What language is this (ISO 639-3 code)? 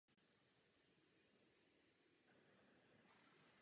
ces